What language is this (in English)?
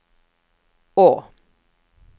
Norwegian